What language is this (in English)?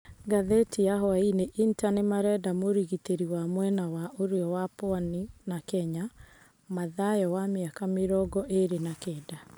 Kikuyu